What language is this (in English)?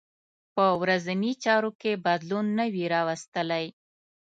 Pashto